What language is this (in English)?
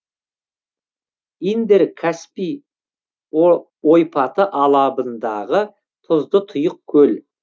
Kazakh